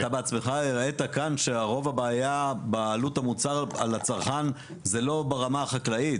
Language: Hebrew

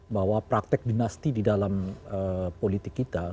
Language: Indonesian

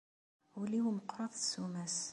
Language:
Kabyle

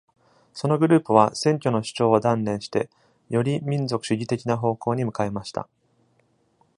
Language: Japanese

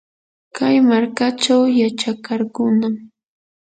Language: Yanahuanca Pasco Quechua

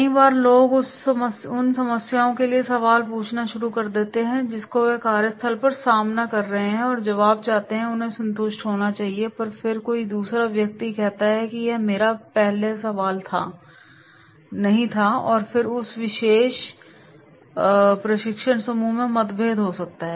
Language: Hindi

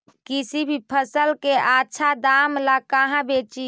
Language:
Magahi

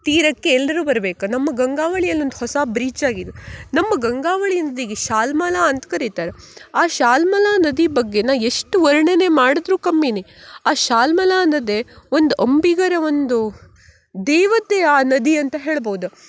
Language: Kannada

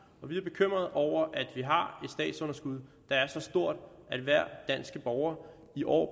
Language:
Danish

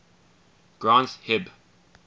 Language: English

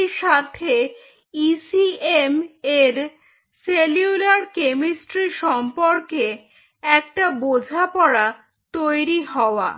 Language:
Bangla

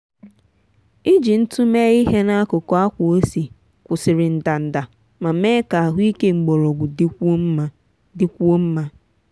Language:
Igbo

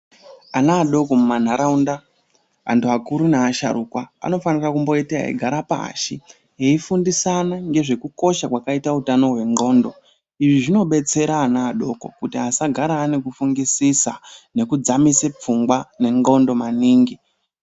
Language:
Ndau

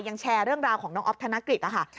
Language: Thai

